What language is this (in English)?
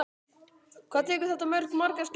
Icelandic